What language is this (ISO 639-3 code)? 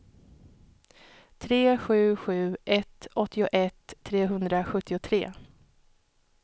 swe